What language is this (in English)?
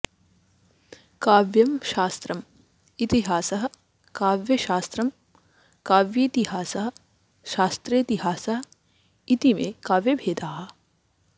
Sanskrit